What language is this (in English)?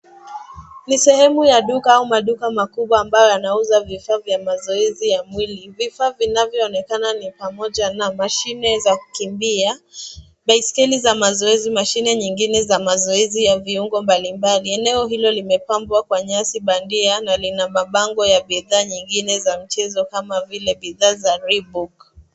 Swahili